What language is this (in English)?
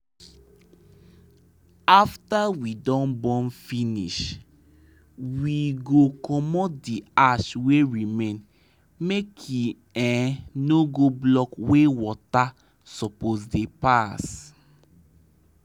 Nigerian Pidgin